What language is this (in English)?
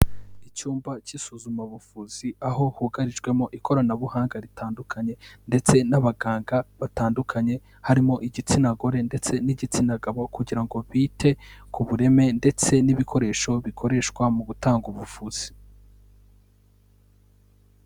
Kinyarwanda